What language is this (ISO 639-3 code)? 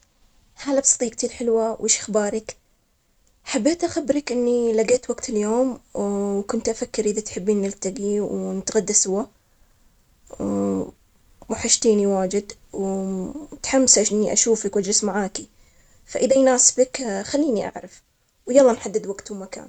acx